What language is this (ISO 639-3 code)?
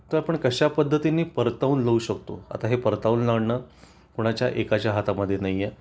mar